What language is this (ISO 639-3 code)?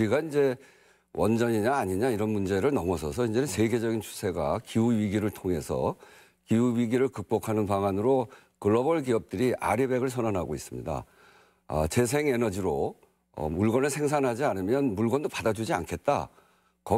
kor